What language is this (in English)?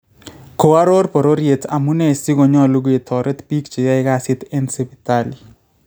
Kalenjin